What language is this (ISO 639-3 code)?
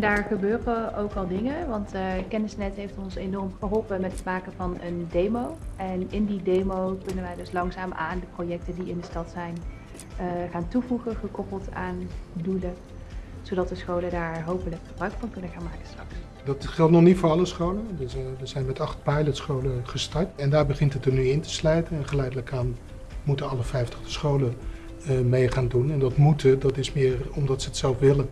nld